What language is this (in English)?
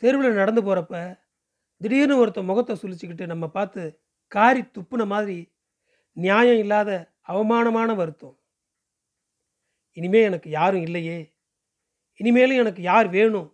Tamil